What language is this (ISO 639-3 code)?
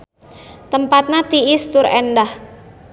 sun